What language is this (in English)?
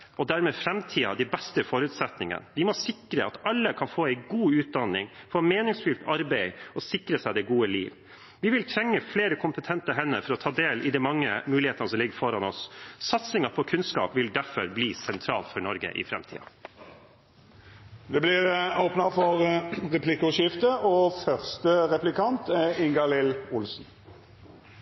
Norwegian